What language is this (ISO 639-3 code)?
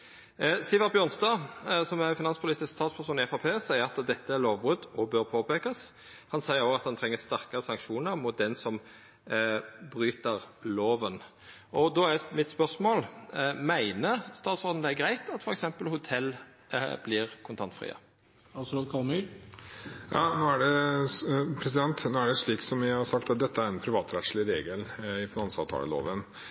nor